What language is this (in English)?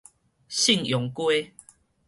Min Nan Chinese